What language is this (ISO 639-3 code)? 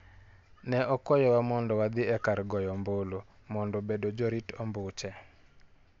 luo